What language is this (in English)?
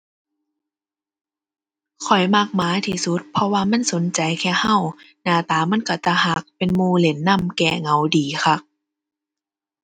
Thai